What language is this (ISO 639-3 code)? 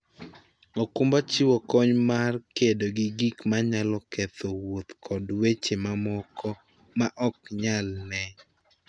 luo